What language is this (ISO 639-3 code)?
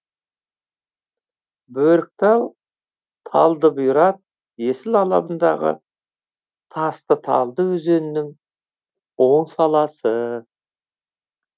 kaz